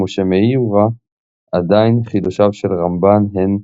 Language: Hebrew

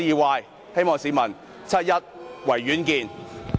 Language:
Cantonese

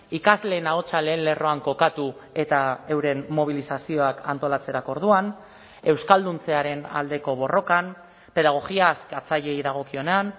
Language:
Basque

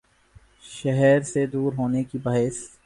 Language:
Urdu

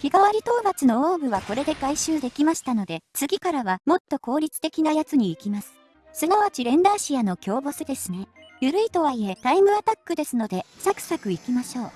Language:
Japanese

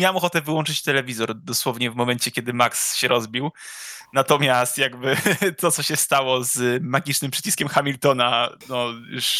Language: Polish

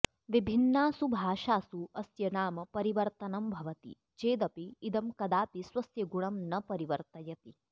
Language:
Sanskrit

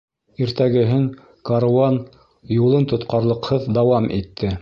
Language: Bashkir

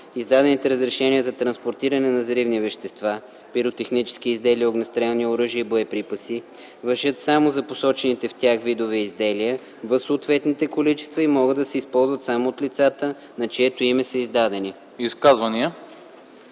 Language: Bulgarian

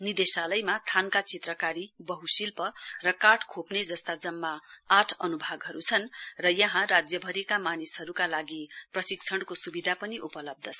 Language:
Nepali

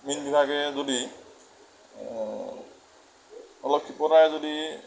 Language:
Assamese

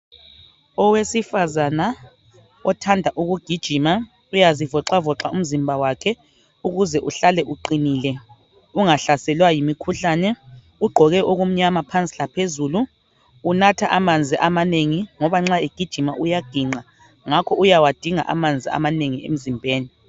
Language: North Ndebele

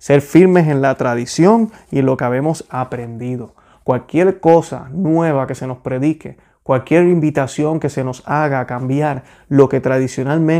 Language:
Spanish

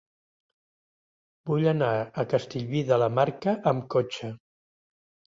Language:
Catalan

